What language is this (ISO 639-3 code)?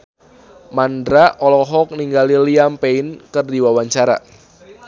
sun